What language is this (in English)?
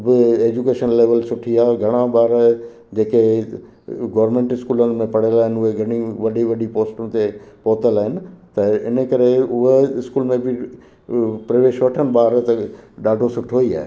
Sindhi